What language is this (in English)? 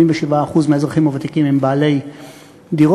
Hebrew